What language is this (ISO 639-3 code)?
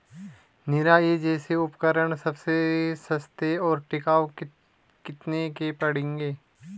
hin